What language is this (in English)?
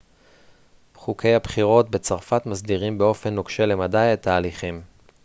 Hebrew